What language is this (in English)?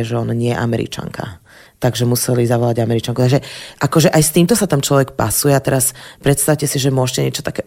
Slovak